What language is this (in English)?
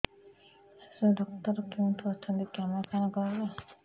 Odia